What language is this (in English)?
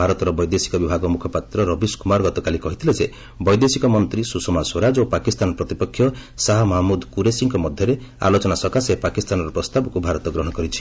Odia